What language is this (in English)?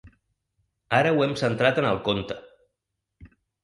Catalan